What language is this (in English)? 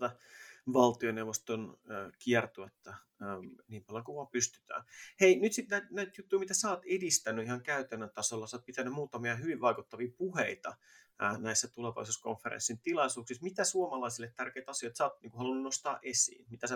Finnish